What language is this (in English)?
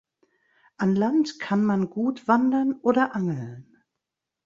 German